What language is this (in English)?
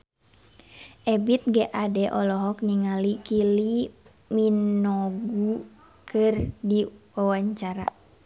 Sundanese